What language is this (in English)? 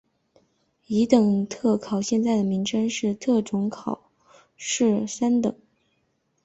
Chinese